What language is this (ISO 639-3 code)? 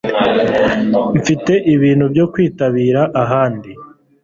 kin